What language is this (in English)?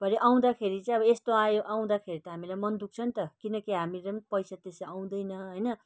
Nepali